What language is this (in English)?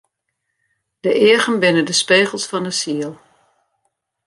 Western Frisian